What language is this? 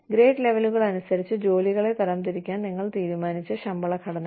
Malayalam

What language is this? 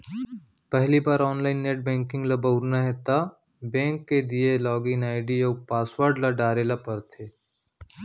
Chhattisgarhi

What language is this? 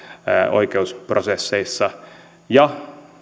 Finnish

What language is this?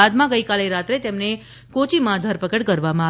Gujarati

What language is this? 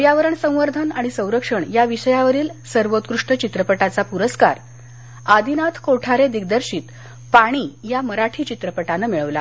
Marathi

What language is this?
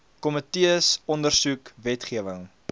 Afrikaans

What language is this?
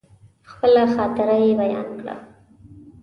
Pashto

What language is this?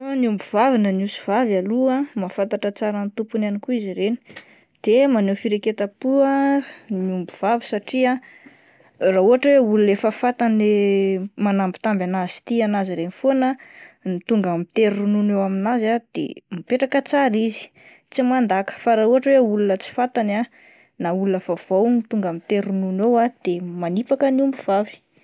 Malagasy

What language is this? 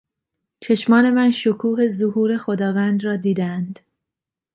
Persian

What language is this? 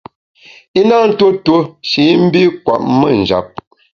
Bamun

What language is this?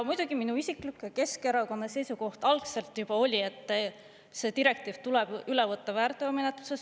Estonian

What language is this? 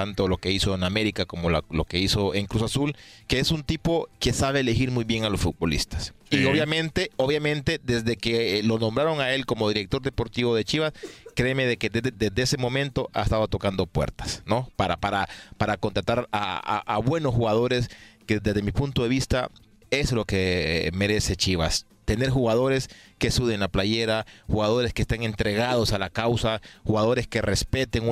Spanish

